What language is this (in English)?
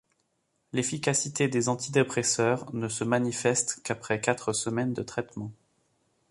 French